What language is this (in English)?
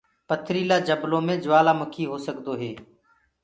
Gurgula